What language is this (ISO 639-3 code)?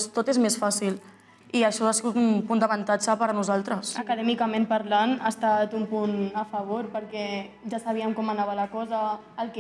cat